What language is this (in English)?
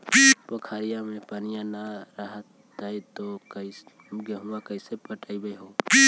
Magahi